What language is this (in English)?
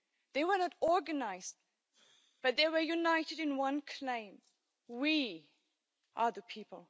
English